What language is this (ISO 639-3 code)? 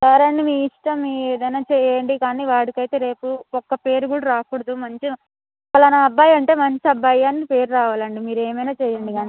tel